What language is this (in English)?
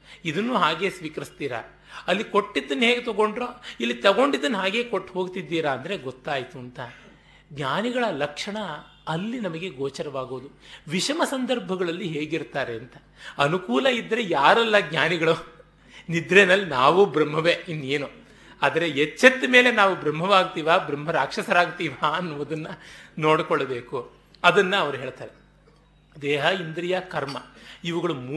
Kannada